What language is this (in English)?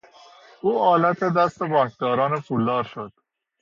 Persian